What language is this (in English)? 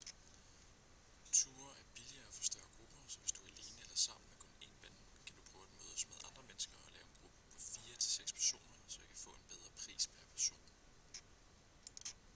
Danish